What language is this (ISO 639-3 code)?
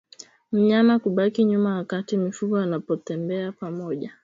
swa